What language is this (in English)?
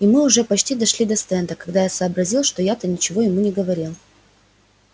Russian